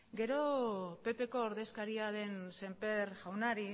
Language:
Basque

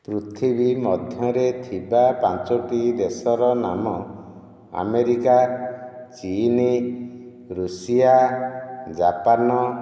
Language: Odia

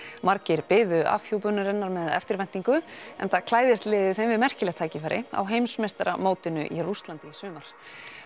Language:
Icelandic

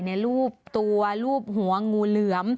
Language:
Thai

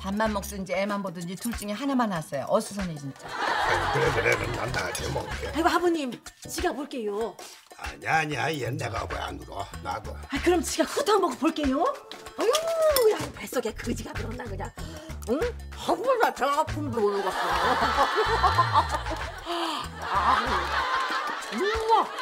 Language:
Korean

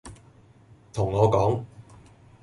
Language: Cantonese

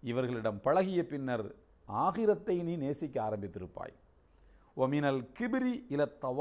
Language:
Indonesian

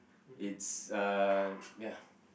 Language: English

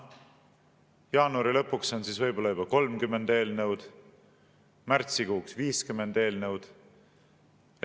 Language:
Estonian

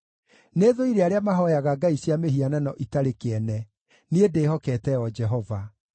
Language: Kikuyu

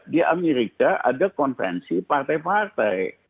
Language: Indonesian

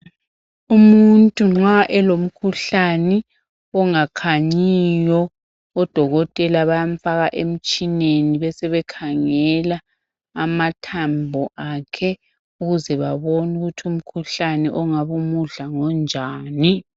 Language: North Ndebele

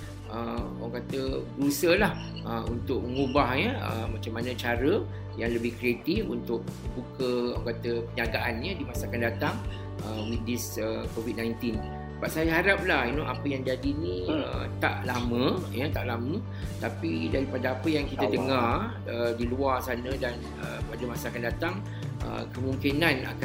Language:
Malay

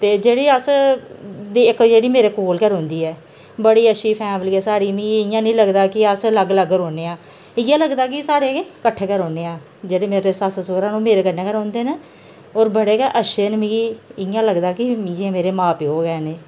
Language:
Dogri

